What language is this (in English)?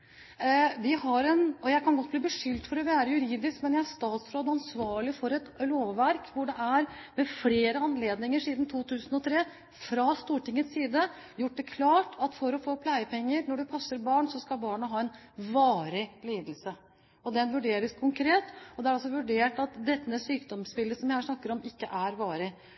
Norwegian Bokmål